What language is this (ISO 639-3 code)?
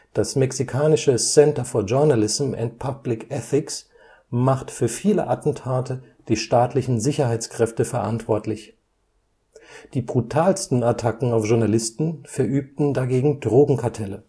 deu